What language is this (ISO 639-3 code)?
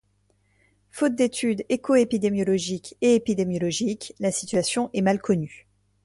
fra